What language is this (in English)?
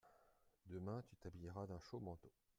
French